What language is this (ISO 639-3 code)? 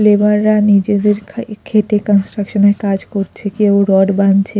ben